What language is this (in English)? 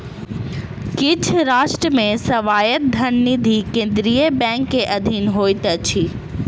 Maithili